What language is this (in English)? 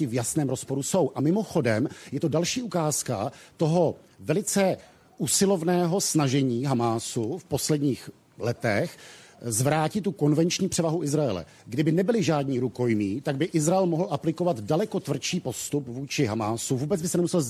Czech